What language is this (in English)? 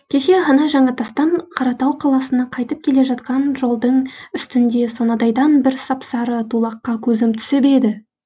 Kazakh